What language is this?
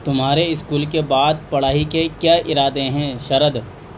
Urdu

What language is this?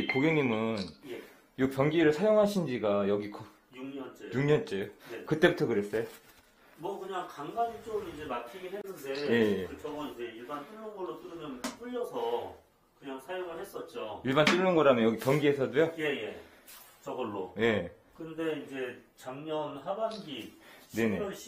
Korean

